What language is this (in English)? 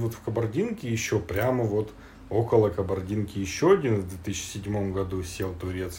Russian